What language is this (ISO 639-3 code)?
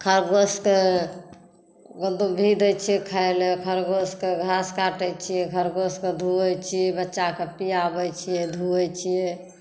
mai